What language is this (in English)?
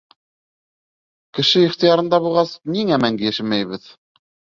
Bashkir